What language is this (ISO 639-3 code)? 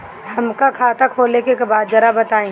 bho